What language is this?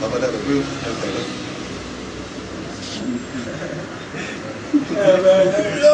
Hebrew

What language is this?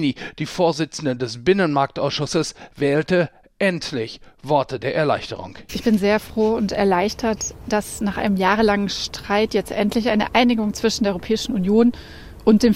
German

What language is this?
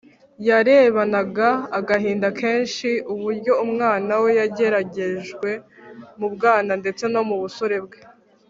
Kinyarwanda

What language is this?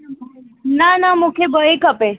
Sindhi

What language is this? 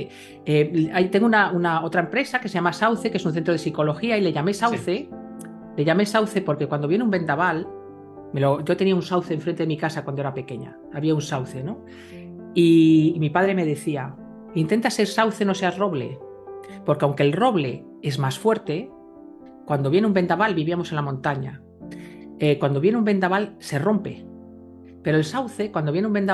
Spanish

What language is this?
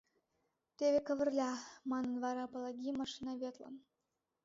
Mari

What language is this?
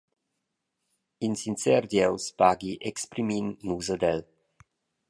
Romansh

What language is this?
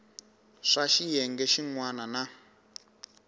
Tsonga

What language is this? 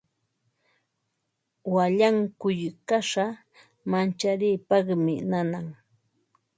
Ambo-Pasco Quechua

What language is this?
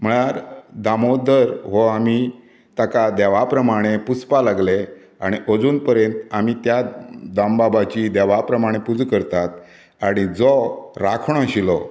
Konkani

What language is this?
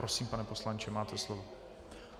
Czech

